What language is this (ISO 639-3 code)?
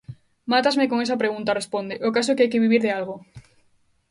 glg